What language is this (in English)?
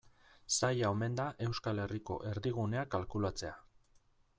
Basque